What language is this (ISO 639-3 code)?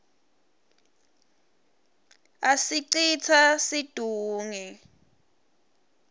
ssw